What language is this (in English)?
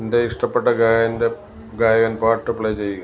Malayalam